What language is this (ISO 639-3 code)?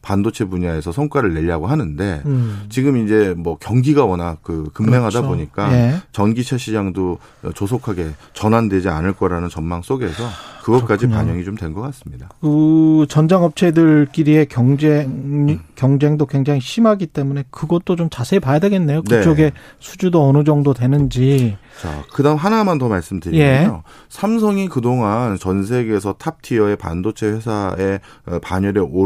kor